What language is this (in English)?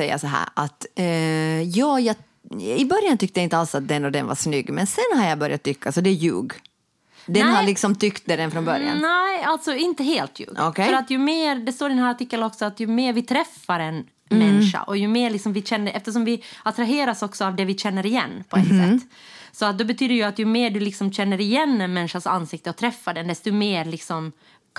Swedish